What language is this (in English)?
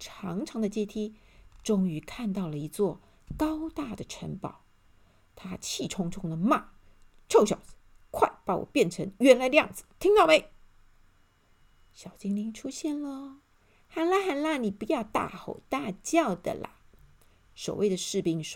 Chinese